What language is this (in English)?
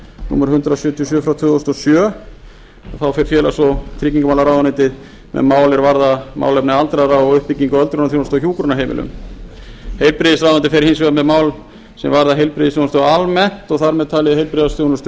Icelandic